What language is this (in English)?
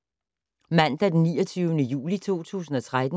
Danish